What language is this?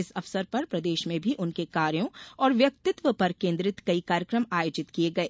Hindi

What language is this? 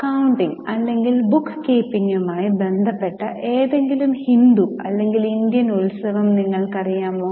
Malayalam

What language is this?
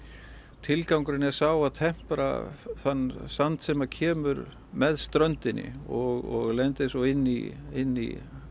Icelandic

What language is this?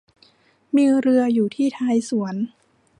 Thai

